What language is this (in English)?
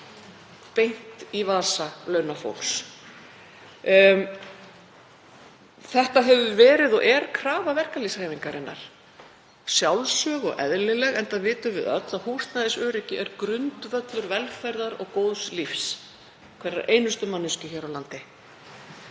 Icelandic